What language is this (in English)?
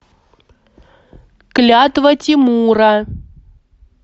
Russian